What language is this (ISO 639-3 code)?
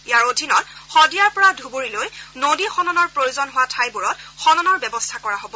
asm